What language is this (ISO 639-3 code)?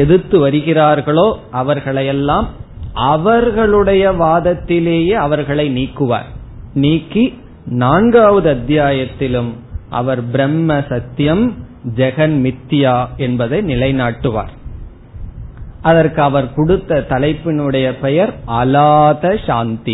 tam